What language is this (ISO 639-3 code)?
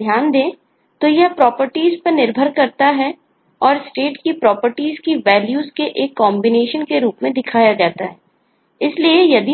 hin